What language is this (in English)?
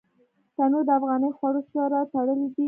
Pashto